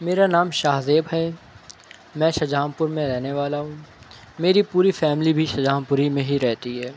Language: Urdu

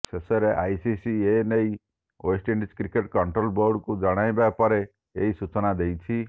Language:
Odia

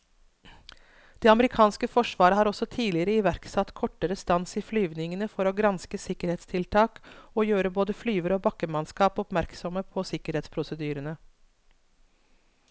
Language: Norwegian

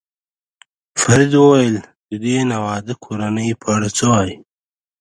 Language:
Pashto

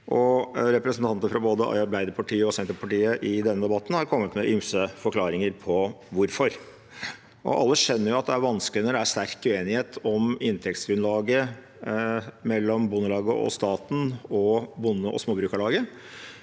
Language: Norwegian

